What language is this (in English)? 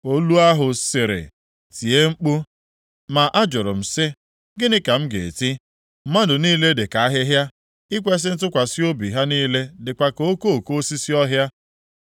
Igbo